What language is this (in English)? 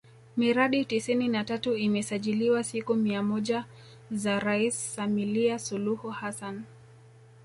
Swahili